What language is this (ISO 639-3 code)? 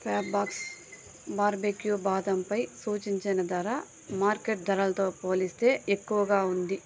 tel